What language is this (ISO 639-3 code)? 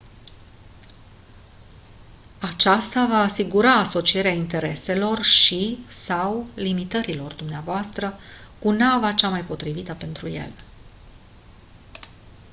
ron